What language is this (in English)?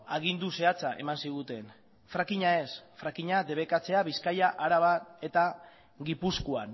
Basque